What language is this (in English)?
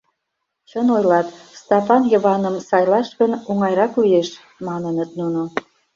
Mari